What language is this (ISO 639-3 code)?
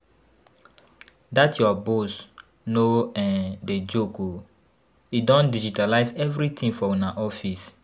pcm